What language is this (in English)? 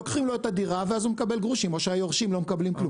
Hebrew